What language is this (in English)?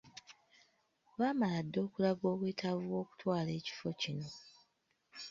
Ganda